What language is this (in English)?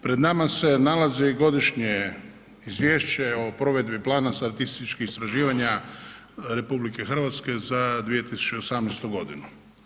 Croatian